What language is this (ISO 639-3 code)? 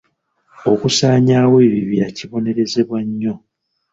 lug